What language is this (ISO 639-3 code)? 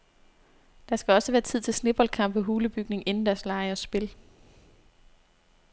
dan